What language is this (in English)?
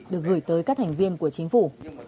Vietnamese